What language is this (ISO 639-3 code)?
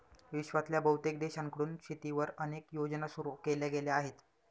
mar